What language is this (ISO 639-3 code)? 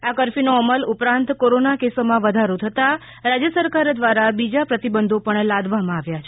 guj